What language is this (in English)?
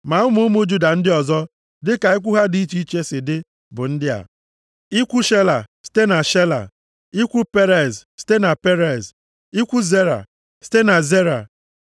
Igbo